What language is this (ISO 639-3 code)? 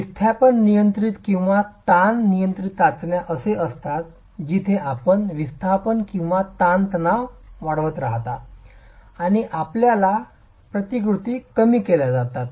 mar